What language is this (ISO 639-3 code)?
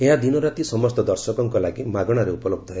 ori